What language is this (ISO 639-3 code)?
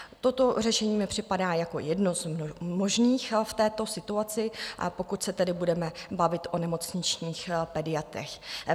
ces